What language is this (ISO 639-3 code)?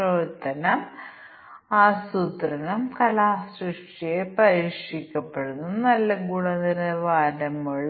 mal